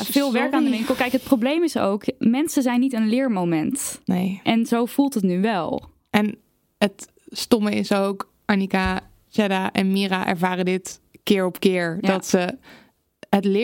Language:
Dutch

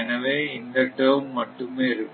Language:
Tamil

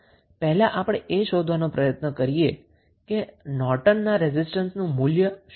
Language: Gujarati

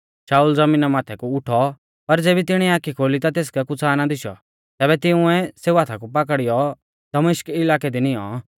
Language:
Mahasu Pahari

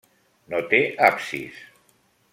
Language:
Catalan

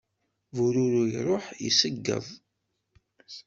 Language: Kabyle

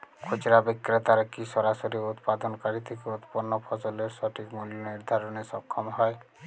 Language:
Bangla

